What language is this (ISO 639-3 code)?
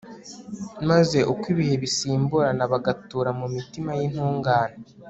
kin